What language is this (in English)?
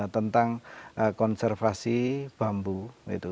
Indonesian